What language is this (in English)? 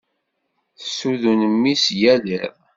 Kabyle